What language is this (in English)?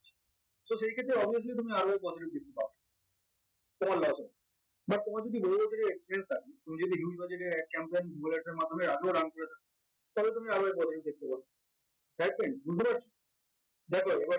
Bangla